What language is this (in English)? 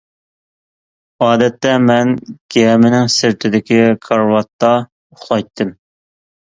Uyghur